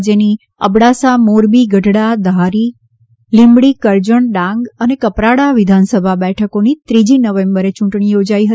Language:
Gujarati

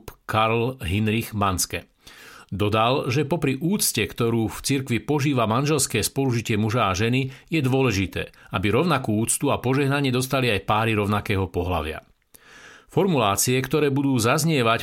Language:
Slovak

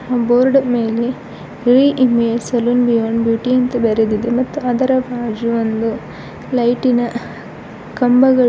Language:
Kannada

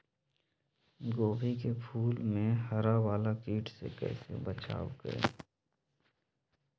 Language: Magahi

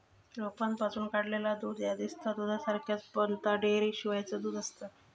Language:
Marathi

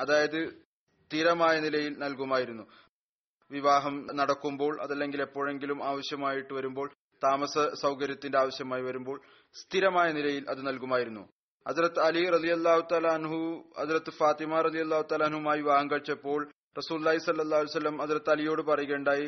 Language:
Malayalam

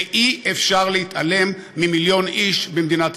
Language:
Hebrew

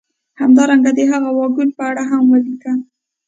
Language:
Pashto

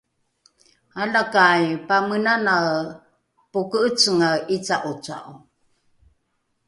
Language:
Rukai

